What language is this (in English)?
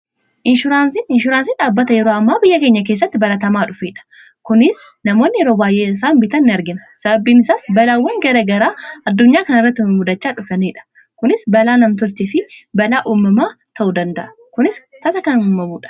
Oromo